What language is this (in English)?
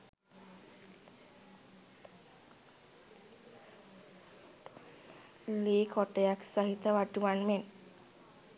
Sinhala